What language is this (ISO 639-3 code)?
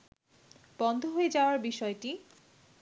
ben